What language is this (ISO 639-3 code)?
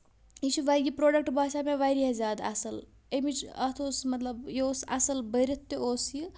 kas